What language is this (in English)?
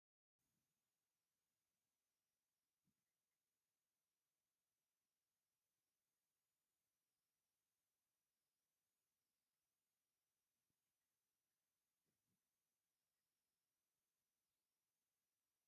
Tigrinya